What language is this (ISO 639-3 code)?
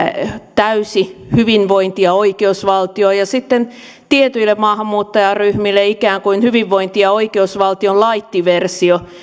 fin